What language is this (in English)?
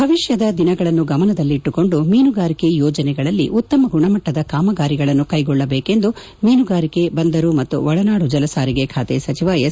Kannada